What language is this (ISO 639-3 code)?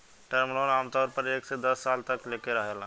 bho